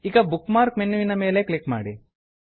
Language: Kannada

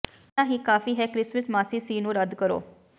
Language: Punjabi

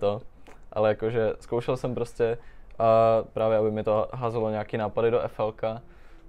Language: Czech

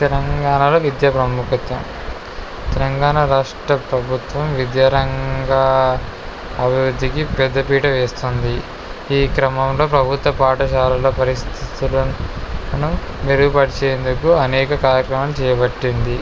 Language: Telugu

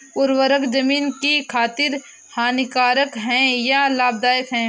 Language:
Hindi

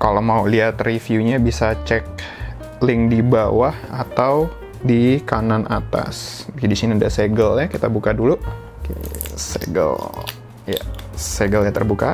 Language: Indonesian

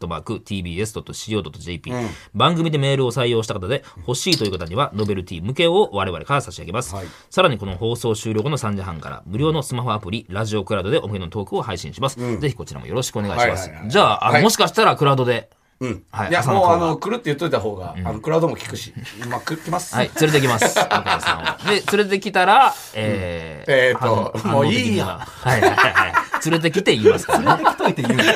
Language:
Japanese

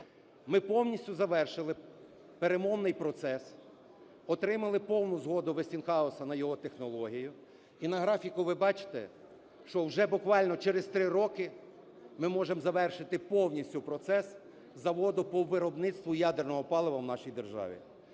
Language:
Ukrainian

